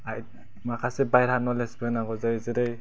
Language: Bodo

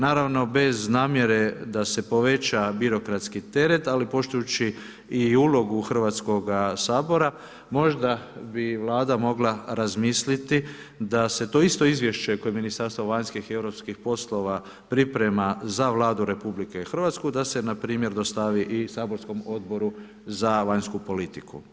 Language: Croatian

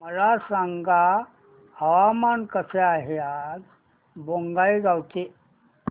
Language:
Marathi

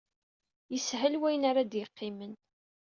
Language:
Kabyle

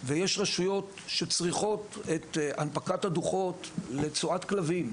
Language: Hebrew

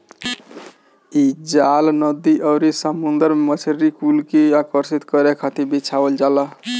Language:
Bhojpuri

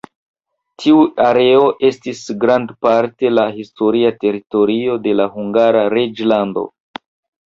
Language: Esperanto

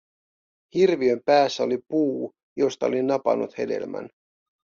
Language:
Finnish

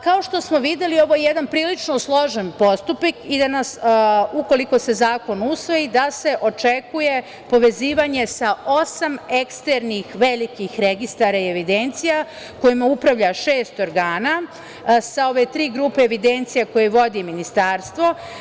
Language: Serbian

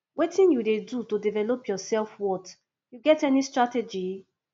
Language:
Nigerian Pidgin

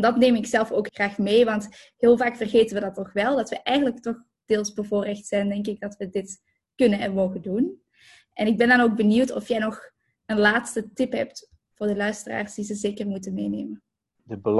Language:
Dutch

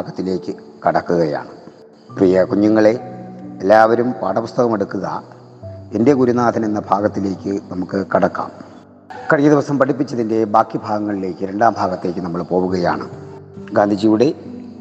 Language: Malayalam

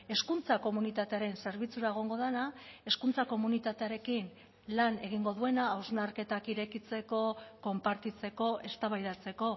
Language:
Basque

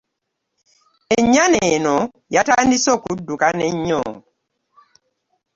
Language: Ganda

